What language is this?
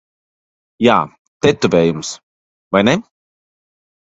Latvian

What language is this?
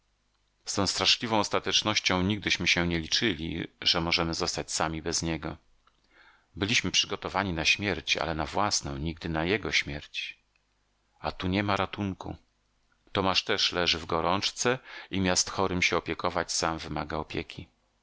Polish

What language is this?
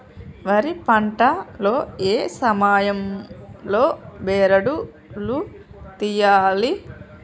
Telugu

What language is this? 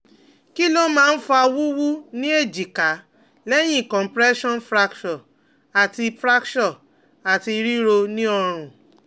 Yoruba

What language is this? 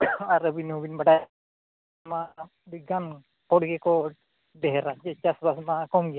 Santali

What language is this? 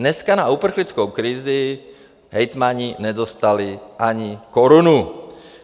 Czech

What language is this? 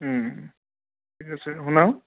Assamese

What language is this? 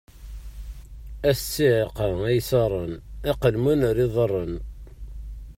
Kabyle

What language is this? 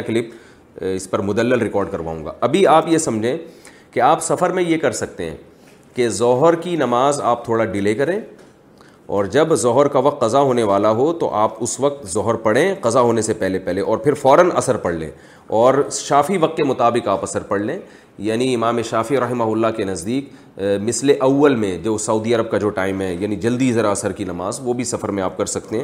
Urdu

